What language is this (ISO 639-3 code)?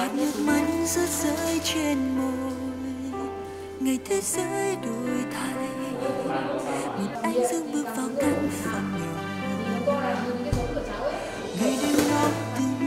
vie